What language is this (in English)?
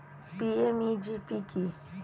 Bangla